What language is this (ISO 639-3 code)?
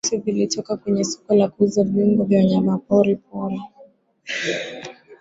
swa